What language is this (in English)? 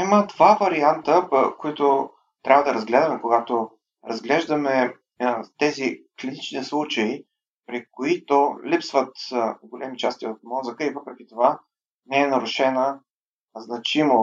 Bulgarian